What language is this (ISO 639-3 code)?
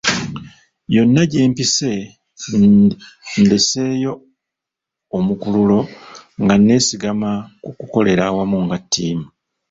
lug